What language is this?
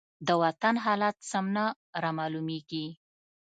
Pashto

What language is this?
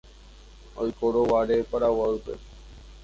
Guarani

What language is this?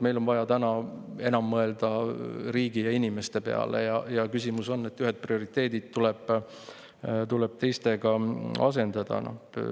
Estonian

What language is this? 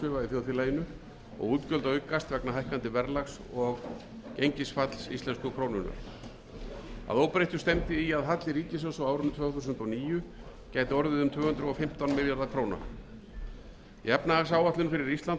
Icelandic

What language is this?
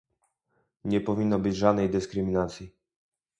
Polish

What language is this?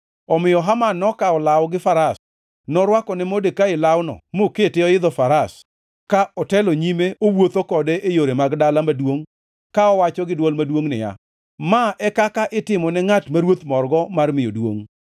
Luo (Kenya and Tanzania)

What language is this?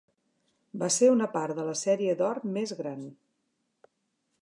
Catalan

